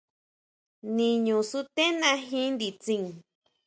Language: Huautla Mazatec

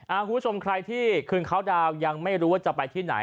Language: Thai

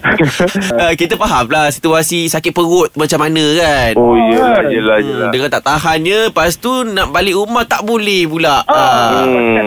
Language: Malay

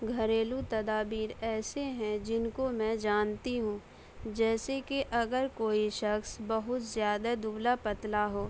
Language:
Urdu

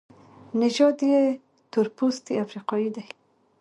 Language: Pashto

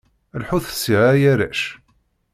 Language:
Kabyle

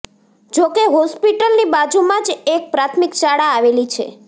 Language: Gujarati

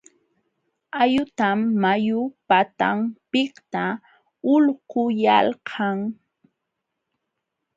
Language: Jauja Wanca Quechua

